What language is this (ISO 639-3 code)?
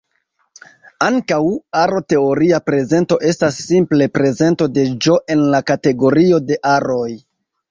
epo